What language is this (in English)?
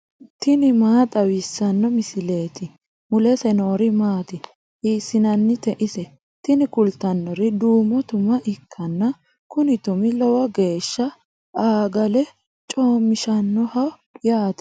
Sidamo